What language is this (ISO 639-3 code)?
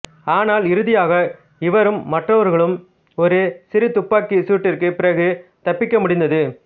tam